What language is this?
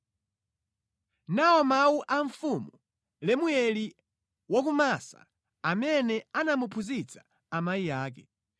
Nyanja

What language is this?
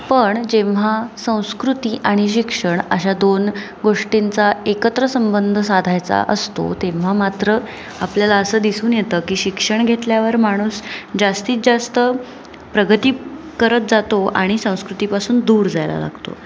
Marathi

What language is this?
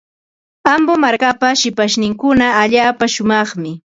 Ambo-Pasco Quechua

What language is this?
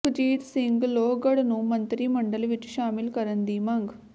Punjabi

